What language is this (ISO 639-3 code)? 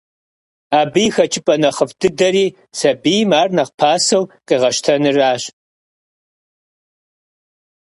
kbd